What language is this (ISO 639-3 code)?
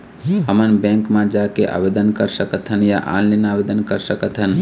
hne